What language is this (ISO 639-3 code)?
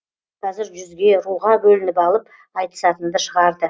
kaz